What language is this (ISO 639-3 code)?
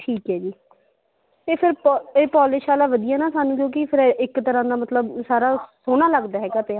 pan